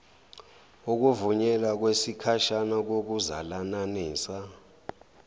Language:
Zulu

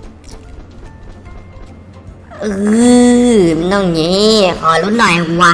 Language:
Thai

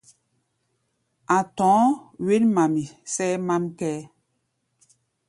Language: Gbaya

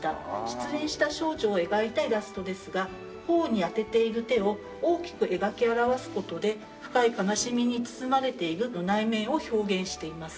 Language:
Japanese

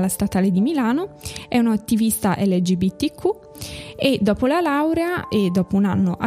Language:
Italian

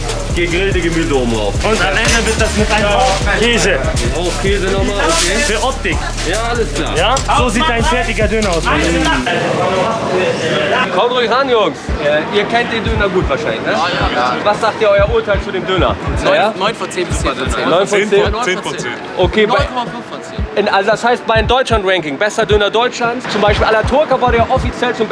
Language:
German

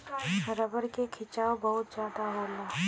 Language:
Bhojpuri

